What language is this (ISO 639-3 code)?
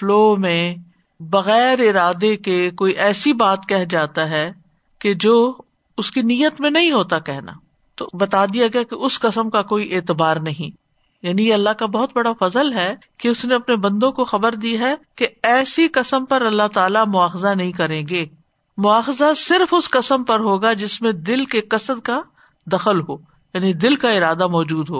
urd